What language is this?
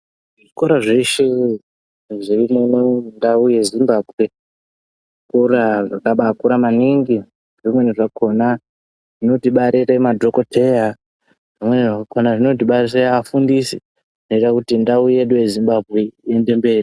Ndau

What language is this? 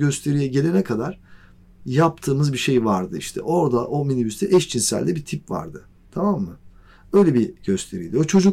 Turkish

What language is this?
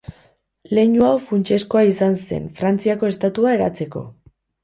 Basque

